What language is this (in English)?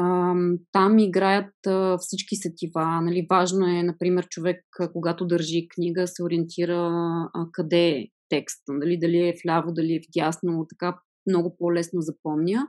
Bulgarian